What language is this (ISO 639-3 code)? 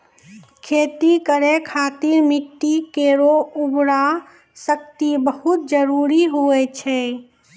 mai